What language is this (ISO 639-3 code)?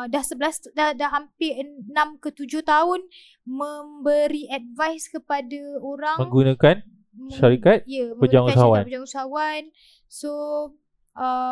msa